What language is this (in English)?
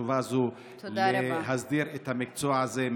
Hebrew